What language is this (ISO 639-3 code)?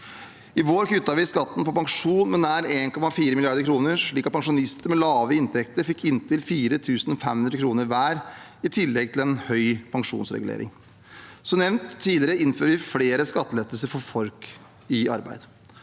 nor